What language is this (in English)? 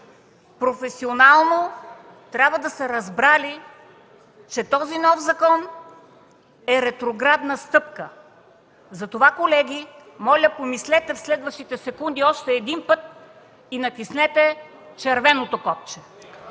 Bulgarian